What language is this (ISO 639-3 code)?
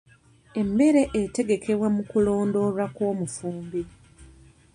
lug